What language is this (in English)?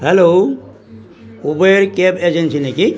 Assamese